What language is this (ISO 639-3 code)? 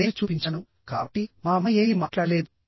tel